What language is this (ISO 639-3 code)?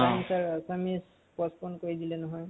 asm